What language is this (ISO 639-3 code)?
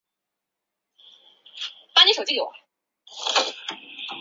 zho